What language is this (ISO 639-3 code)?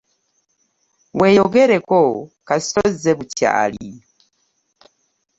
lug